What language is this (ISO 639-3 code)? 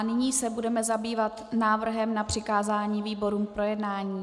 ces